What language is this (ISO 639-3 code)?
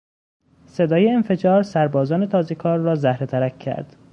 fas